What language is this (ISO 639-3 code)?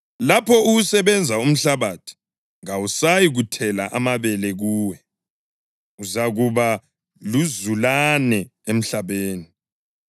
nde